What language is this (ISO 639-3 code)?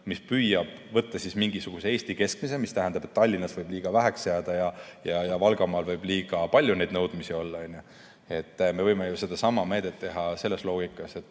est